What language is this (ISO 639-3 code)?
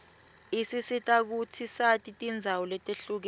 ssw